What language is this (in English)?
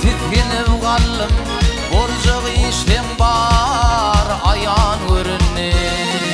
Arabic